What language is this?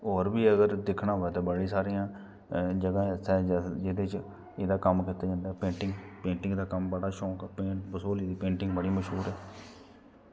Dogri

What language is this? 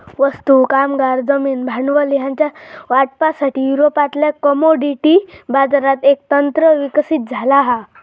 Marathi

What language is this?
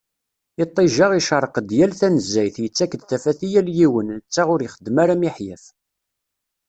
Kabyle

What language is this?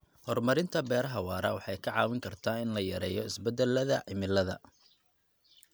Somali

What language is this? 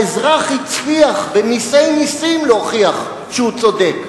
Hebrew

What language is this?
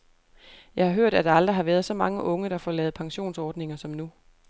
Danish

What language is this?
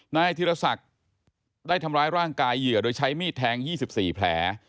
Thai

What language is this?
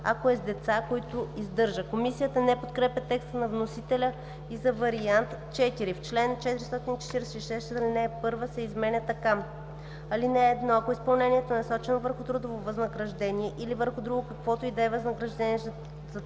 Bulgarian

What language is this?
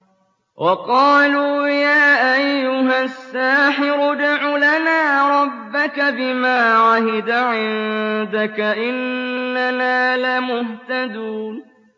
Arabic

